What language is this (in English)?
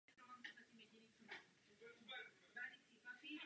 Czech